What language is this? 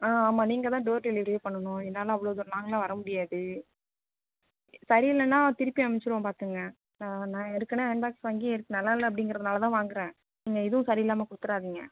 Tamil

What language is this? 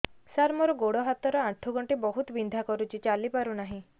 Odia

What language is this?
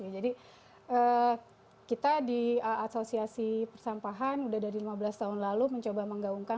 Indonesian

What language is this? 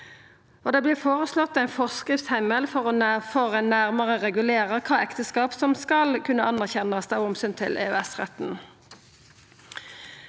Norwegian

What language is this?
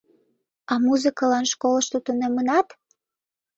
Mari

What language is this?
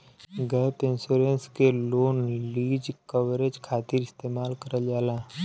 Bhojpuri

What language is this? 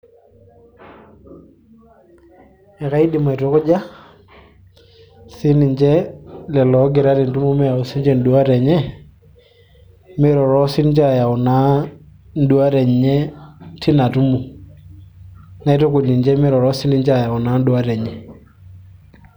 Masai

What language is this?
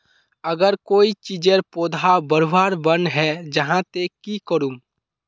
Magahi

